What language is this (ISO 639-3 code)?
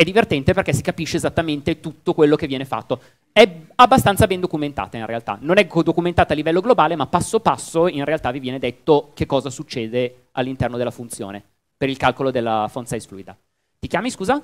ita